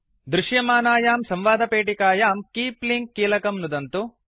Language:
Sanskrit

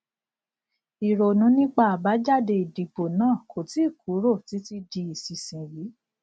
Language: Yoruba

